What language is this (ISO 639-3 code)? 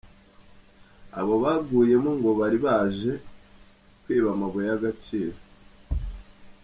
kin